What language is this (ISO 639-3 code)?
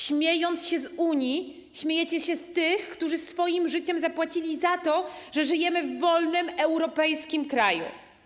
pol